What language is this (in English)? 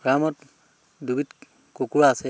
Assamese